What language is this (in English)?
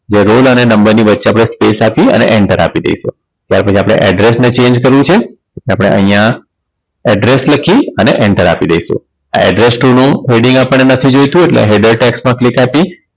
Gujarati